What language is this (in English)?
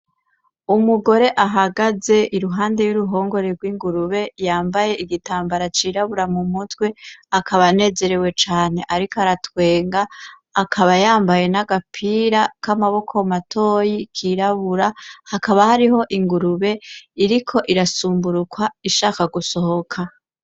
Rundi